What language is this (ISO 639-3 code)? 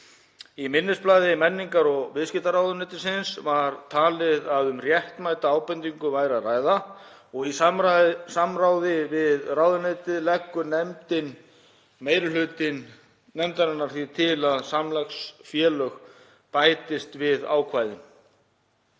isl